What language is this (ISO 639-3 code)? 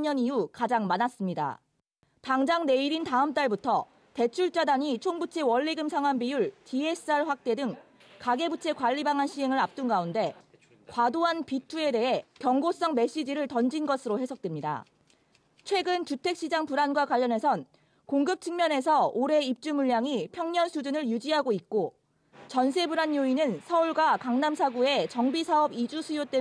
kor